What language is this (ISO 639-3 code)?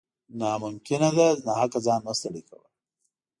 pus